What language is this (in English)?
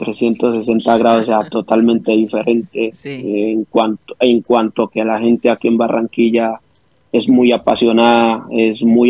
Spanish